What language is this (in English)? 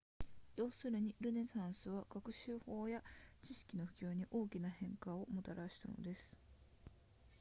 Japanese